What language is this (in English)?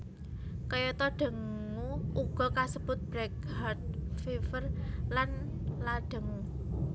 Javanese